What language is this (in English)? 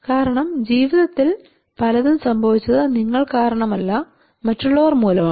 Malayalam